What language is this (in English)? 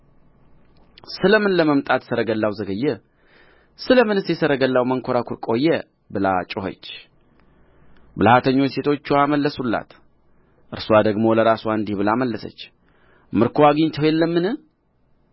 Amharic